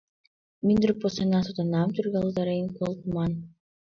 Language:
Mari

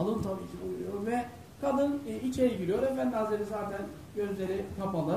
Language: Turkish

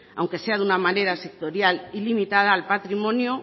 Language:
Spanish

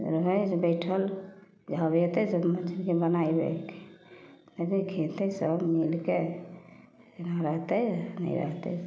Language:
Maithili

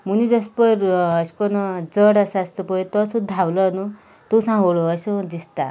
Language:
Konkani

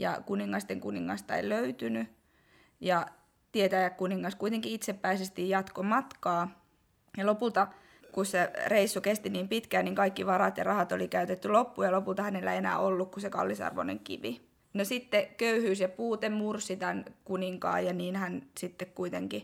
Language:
Finnish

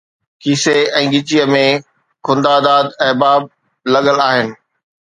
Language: Sindhi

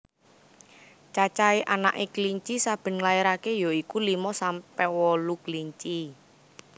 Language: Javanese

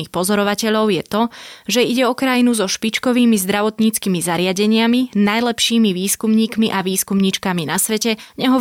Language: Slovak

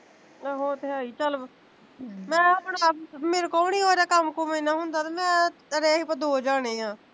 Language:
Punjabi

